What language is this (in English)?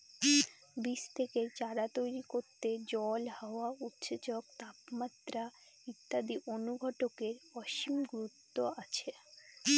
Bangla